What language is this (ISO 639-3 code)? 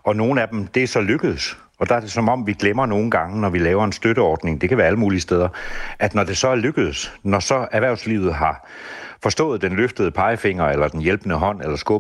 dan